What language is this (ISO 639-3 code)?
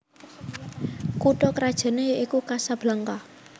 jav